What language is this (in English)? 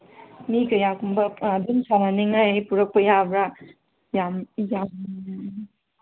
Manipuri